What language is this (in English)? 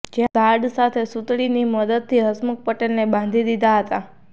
Gujarati